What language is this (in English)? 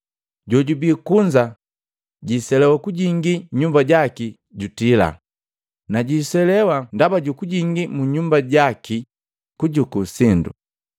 Matengo